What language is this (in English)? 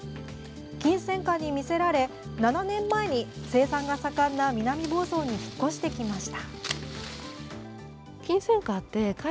Japanese